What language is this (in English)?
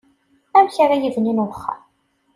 Kabyle